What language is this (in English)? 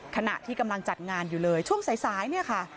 Thai